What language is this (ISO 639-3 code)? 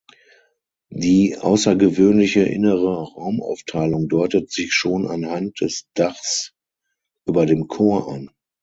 deu